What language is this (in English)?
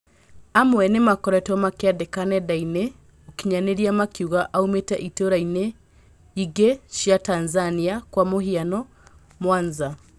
Kikuyu